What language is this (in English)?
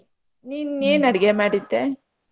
Kannada